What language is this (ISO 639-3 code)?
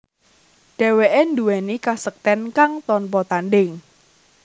jav